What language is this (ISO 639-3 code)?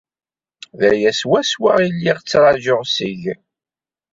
kab